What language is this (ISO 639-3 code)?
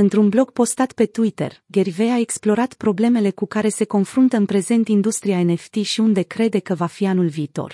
ron